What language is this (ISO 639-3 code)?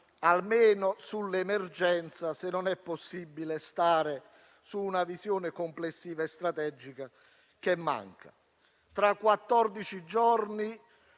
ita